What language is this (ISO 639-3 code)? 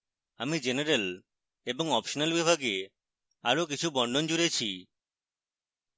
ben